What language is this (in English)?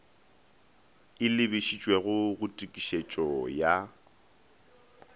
Northern Sotho